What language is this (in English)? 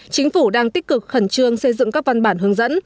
Vietnamese